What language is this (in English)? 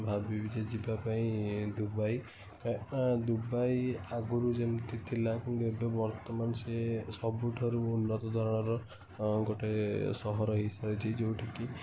Odia